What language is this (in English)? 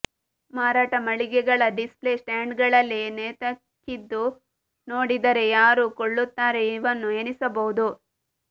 Kannada